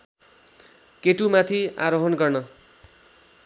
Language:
Nepali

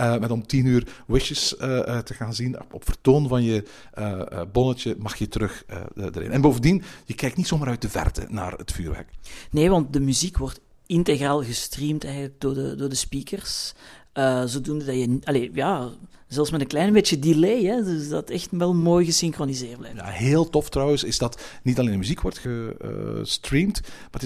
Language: Dutch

